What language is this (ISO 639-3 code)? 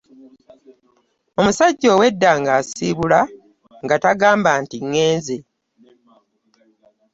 lug